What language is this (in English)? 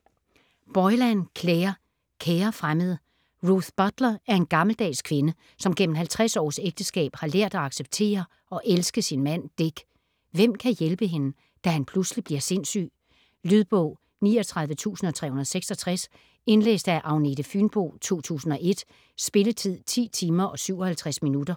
Danish